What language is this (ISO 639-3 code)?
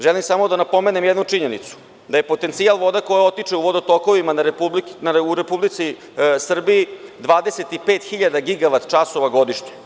srp